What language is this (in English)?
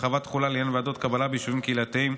Hebrew